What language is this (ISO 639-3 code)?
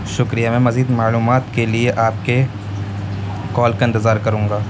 urd